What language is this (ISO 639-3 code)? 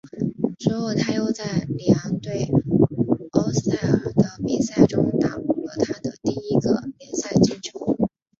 zho